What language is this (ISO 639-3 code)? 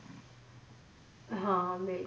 pan